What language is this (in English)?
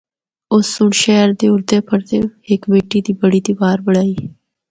Northern Hindko